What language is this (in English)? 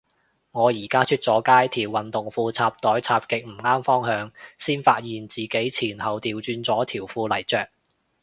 Cantonese